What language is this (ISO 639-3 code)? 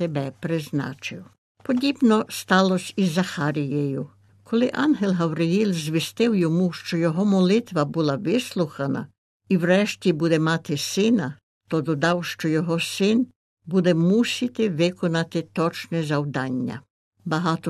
ukr